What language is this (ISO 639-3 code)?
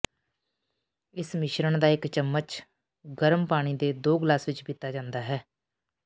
pan